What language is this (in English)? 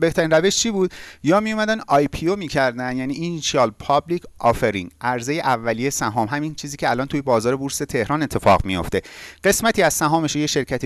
Persian